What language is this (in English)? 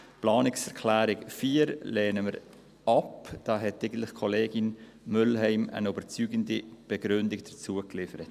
Swiss German